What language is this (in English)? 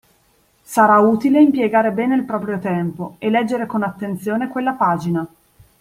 Italian